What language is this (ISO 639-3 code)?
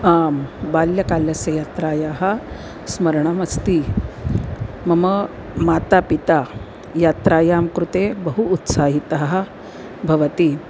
san